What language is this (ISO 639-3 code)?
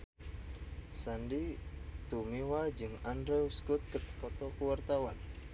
sun